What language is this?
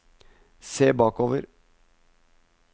Norwegian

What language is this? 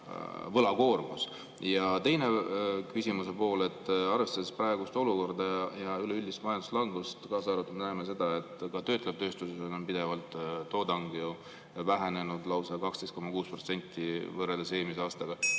Estonian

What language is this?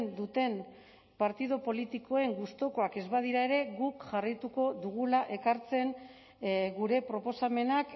Basque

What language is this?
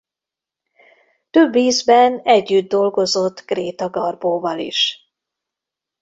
Hungarian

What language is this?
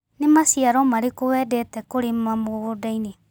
Kikuyu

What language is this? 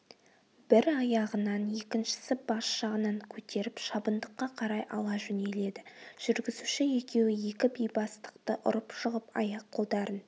Kazakh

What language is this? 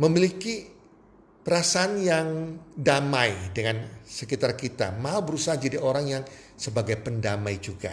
Indonesian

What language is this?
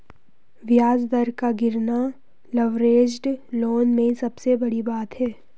Hindi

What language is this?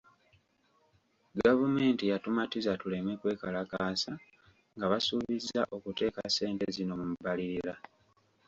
Ganda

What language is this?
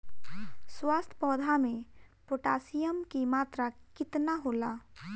Bhojpuri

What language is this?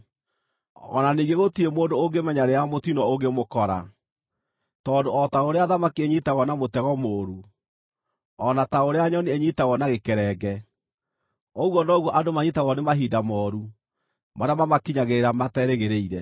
Kikuyu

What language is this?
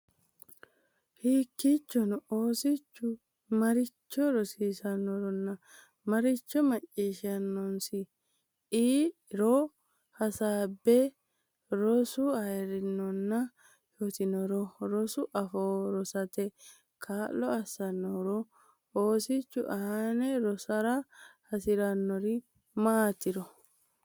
Sidamo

